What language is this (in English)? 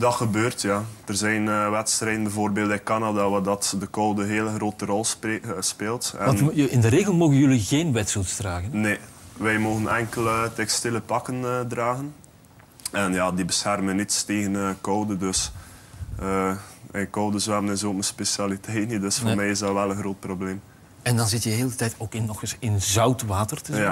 Dutch